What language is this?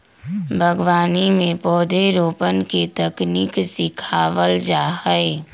Magahi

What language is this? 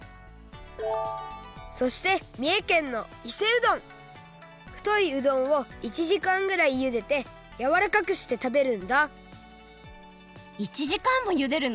Japanese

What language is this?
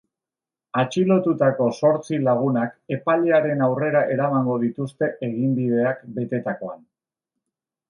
Basque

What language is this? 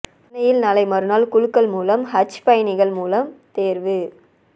Tamil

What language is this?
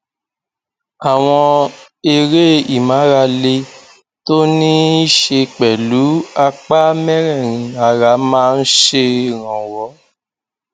Yoruba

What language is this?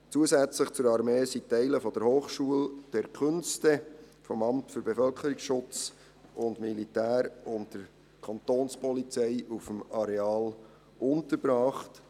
Swiss German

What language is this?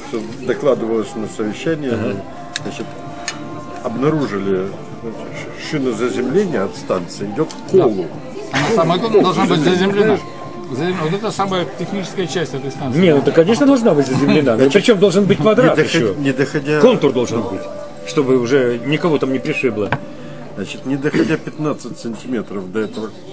Russian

